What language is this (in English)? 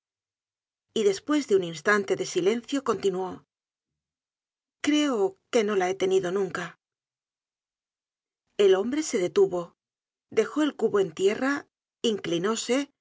Spanish